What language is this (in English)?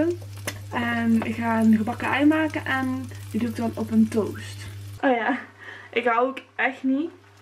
Dutch